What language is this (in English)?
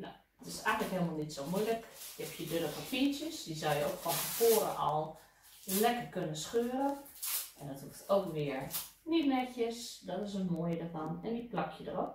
Dutch